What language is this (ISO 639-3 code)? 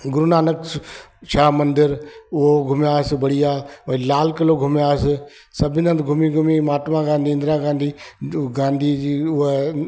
snd